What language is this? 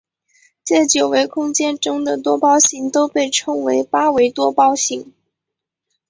Chinese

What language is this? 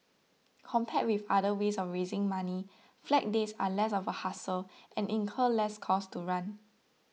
English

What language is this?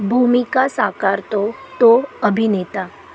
Marathi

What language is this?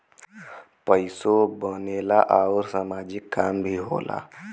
Bhojpuri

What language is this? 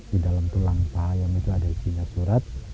Indonesian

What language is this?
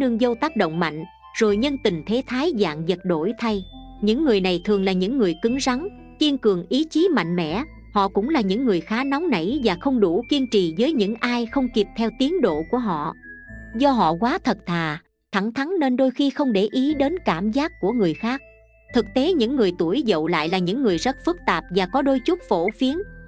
Vietnamese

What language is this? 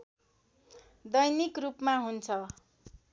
Nepali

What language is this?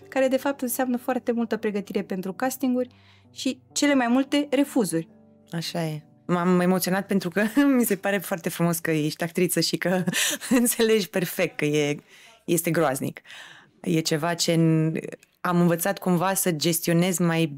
Romanian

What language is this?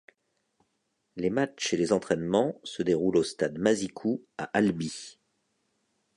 French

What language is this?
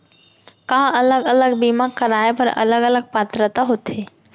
Chhattisgarhi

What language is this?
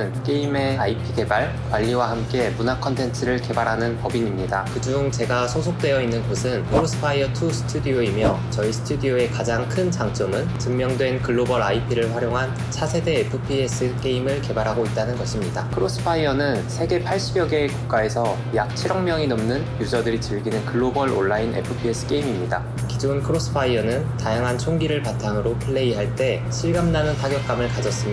Korean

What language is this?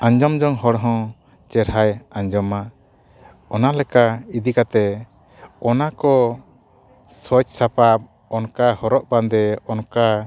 Santali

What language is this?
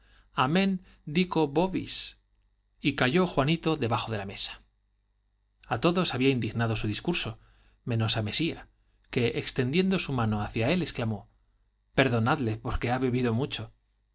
Spanish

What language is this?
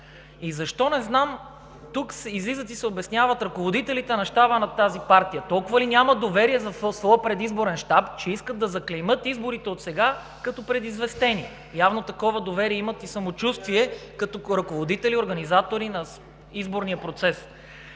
Bulgarian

